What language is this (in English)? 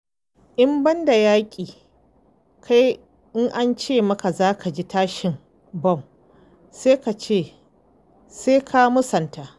Hausa